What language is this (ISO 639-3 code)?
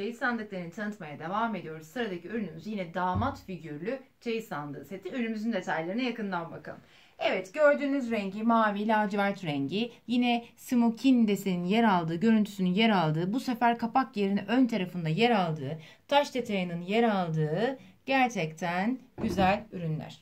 tur